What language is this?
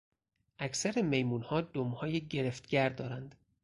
Persian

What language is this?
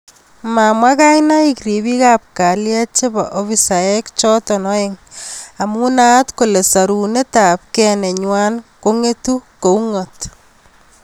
Kalenjin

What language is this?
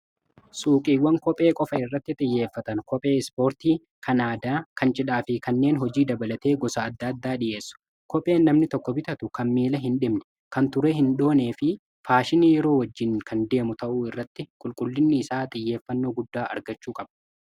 Oromo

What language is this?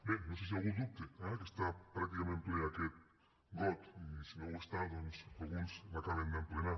Catalan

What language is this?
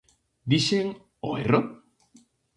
Galician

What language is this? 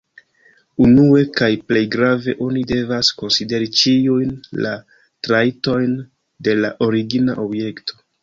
Esperanto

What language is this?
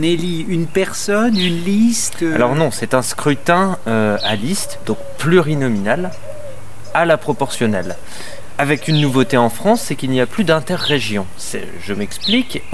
French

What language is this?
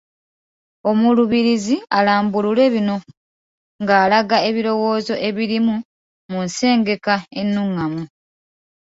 Ganda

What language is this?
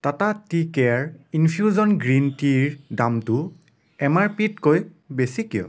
Assamese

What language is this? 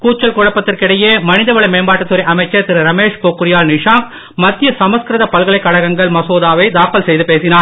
Tamil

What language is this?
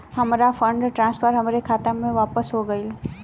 Bhojpuri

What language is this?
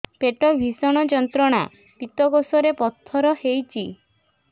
Odia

